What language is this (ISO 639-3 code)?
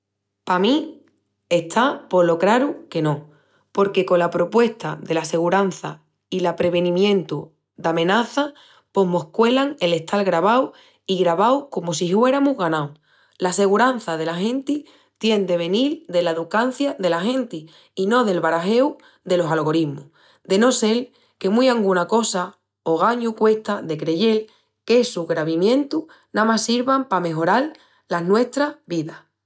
ext